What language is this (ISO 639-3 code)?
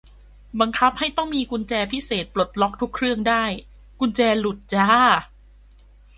tha